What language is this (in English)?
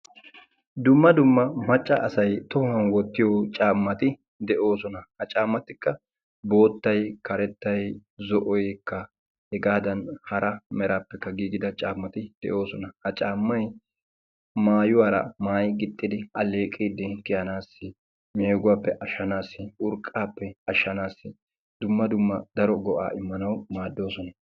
Wolaytta